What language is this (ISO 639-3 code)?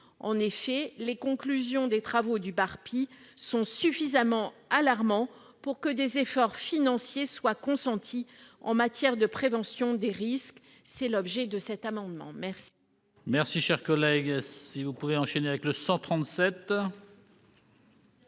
fra